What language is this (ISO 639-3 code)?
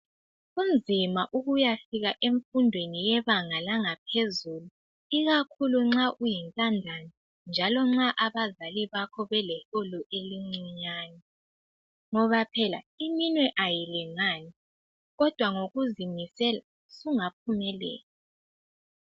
nde